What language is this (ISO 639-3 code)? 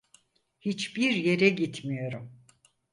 tur